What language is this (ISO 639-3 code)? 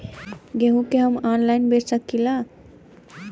bho